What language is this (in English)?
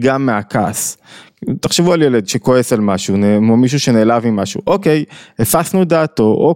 Hebrew